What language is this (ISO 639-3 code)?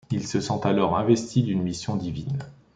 fra